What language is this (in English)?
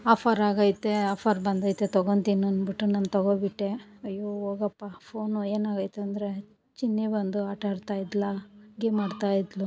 Kannada